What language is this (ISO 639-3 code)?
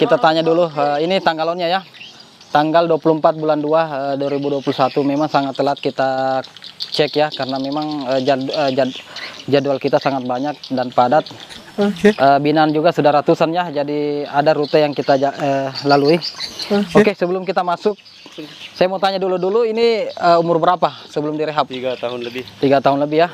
ind